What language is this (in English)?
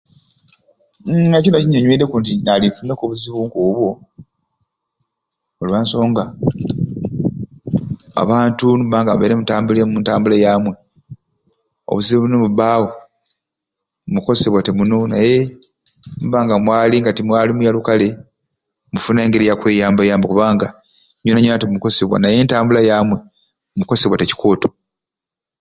Ruuli